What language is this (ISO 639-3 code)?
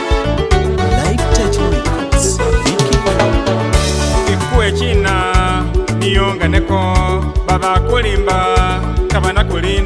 spa